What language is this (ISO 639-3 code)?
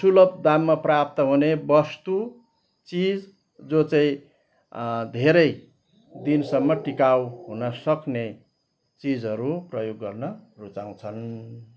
nep